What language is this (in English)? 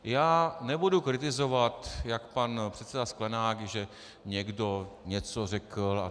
Czech